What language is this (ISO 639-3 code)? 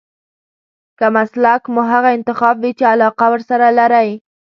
pus